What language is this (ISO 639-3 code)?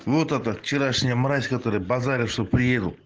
rus